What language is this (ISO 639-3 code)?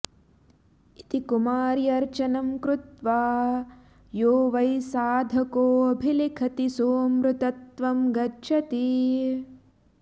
san